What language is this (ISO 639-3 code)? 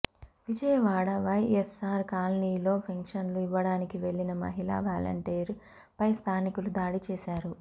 tel